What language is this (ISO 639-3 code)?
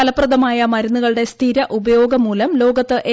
mal